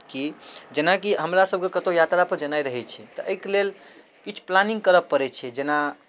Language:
Maithili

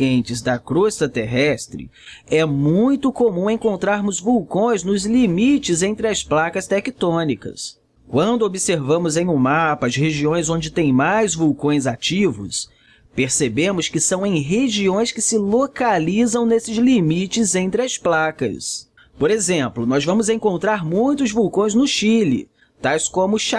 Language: Portuguese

